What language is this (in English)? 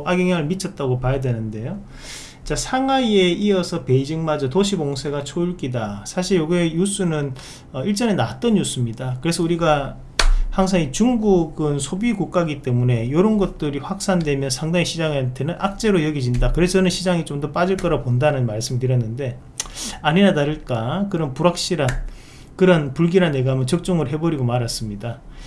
Korean